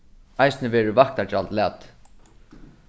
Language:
Faroese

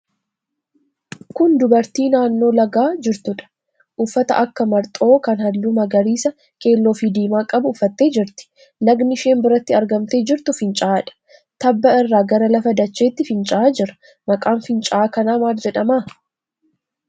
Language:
Oromo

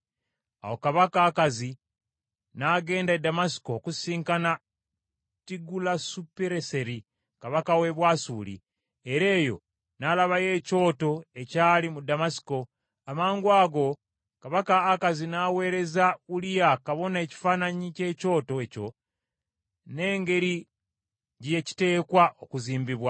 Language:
Ganda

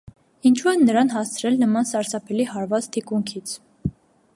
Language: Armenian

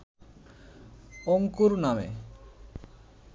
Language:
Bangla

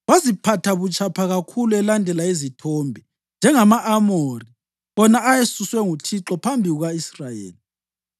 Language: North Ndebele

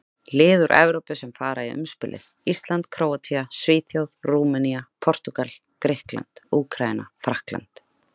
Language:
Icelandic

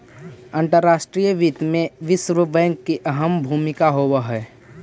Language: Magahi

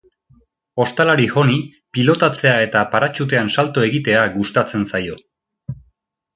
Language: Basque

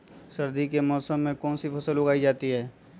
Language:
Magahi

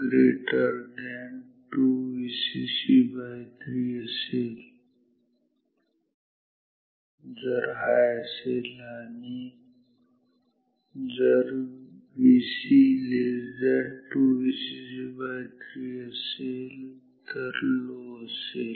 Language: Marathi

